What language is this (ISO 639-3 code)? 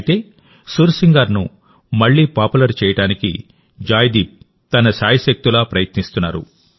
tel